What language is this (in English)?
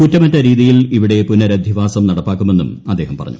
Malayalam